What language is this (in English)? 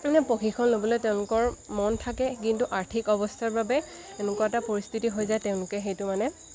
Assamese